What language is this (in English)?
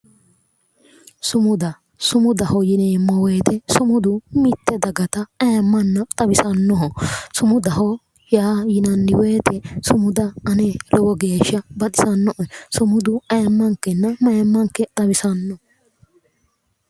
Sidamo